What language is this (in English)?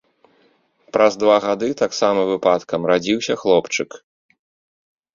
Belarusian